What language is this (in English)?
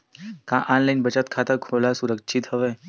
Chhattisgarhi